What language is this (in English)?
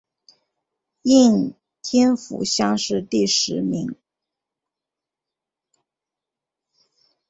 Chinese